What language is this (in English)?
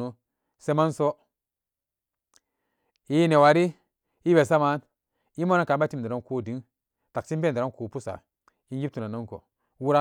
Samba Daka